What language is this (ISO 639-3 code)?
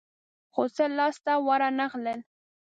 pus